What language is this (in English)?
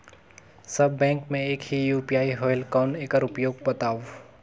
Chhattisgarhi